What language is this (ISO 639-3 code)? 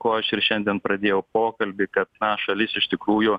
lit